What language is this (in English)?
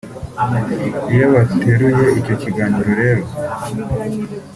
Kinyarwanda